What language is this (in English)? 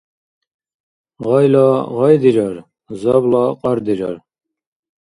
Dargwa